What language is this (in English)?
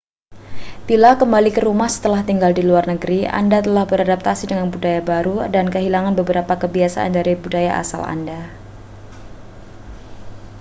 Indonesian